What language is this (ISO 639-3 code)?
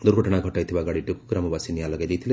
ori